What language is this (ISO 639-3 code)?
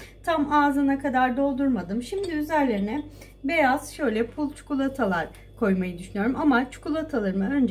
tur